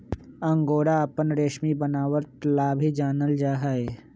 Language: Magahi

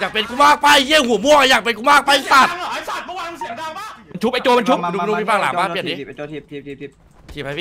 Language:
Thai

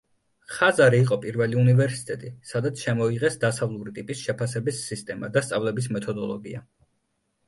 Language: Georgian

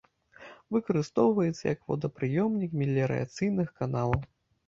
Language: Belarusian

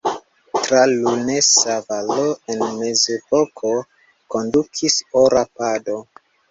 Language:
Esperanto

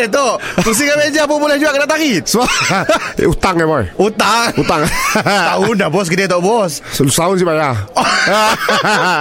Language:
Malay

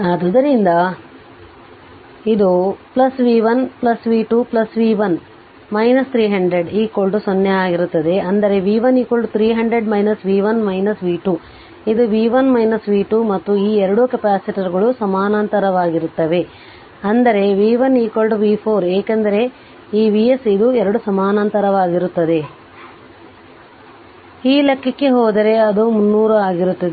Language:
Kannada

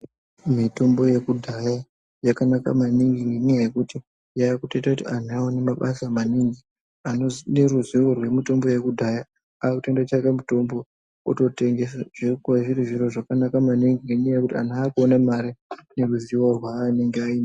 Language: Ndau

